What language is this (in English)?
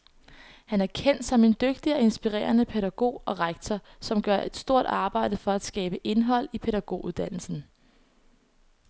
Danish